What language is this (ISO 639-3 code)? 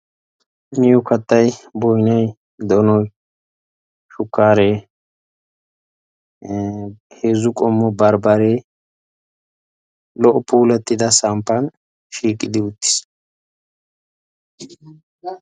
wal